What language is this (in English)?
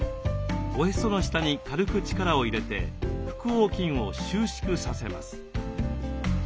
Japanese